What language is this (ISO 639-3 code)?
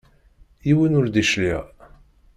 kab